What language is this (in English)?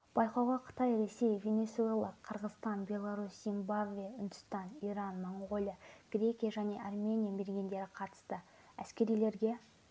Kazakh